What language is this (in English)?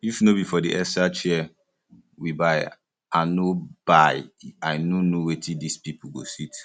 Nigerian Pidgin